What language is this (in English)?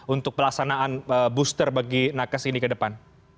Indonesian